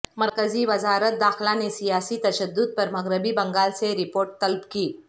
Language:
Urdu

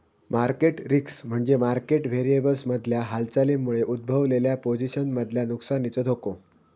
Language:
Marathi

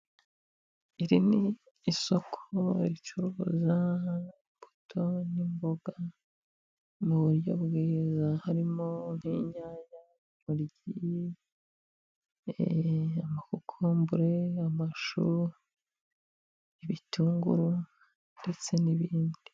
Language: Kinyarwanda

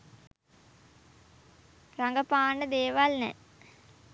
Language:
Sinhala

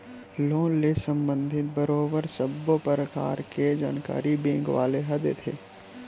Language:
Chhattisgarhi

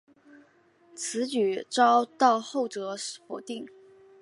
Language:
Chinese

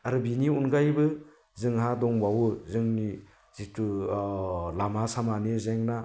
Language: Bodo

